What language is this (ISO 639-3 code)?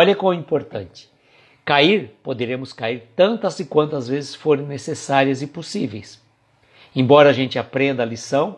por